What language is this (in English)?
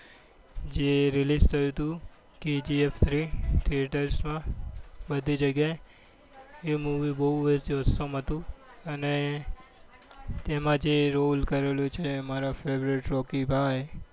Gujarati